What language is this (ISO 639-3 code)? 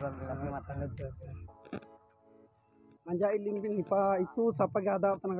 ind